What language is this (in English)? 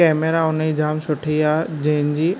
Sindhi